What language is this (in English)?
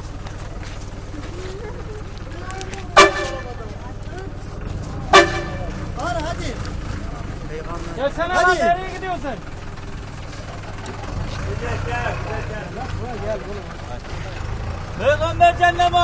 Turkish